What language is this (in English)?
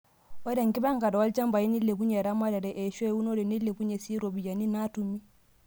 Masai